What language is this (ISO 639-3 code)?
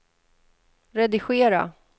swe